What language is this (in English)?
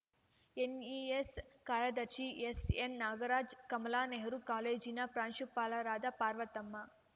Kannada